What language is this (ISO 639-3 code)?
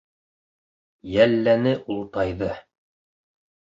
bak